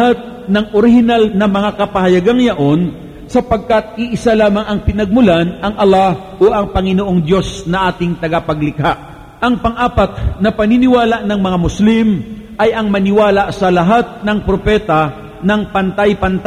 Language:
Filipino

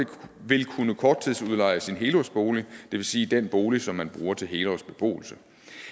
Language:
Danish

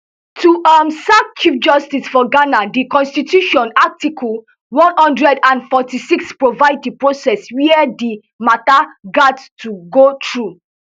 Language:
Nigerian Pidgin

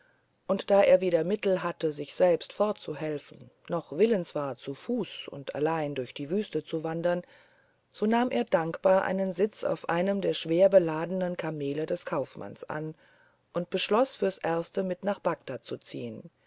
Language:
German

